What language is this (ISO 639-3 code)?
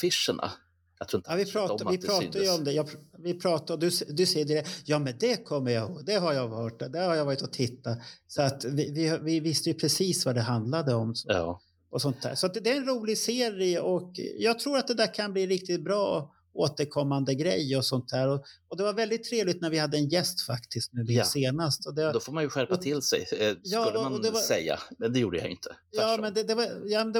swe